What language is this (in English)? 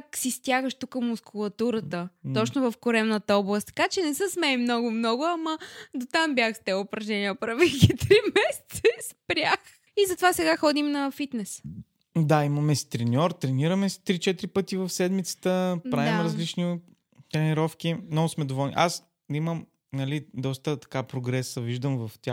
Bulgarian